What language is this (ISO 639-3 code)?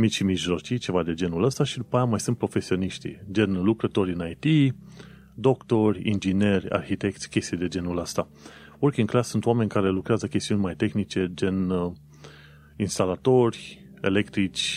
ron